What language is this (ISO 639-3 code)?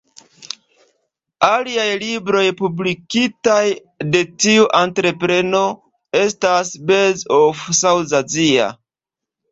epo